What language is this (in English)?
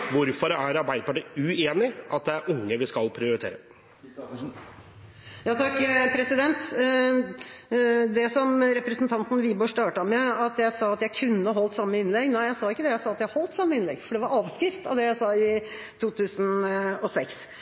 Norwegian Bokmål